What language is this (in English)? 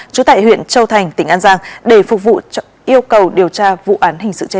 Vietnamese